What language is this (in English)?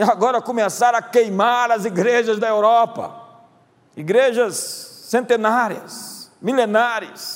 Portuguese